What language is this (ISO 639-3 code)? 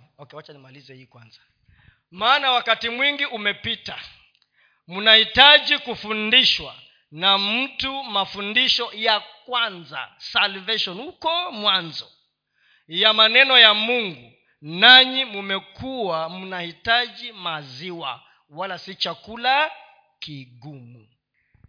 swa